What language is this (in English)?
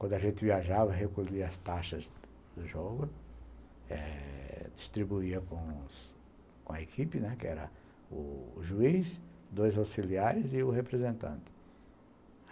Portuguese